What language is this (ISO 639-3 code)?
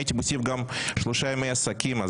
heb